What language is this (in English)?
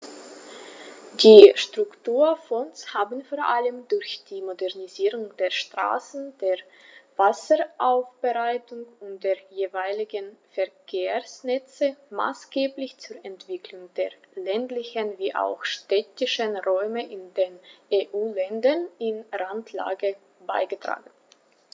German